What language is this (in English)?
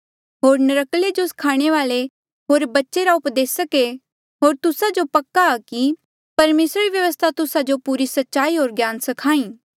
Mandeali